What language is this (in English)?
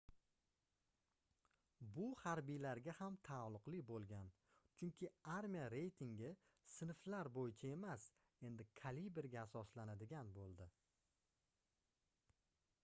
Uzbek